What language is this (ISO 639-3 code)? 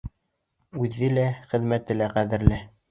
bak